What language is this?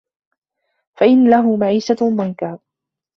Arabic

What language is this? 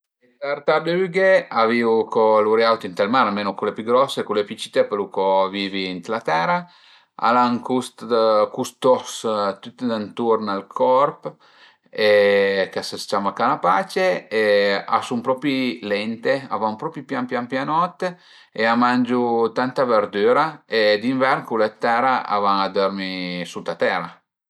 Piedmontese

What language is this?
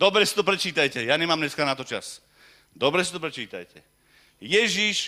Slovak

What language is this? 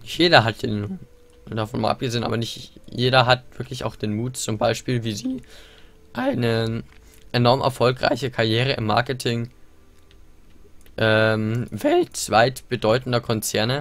German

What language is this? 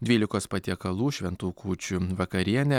Lithuanian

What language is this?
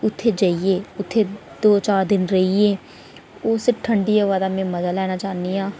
Dogri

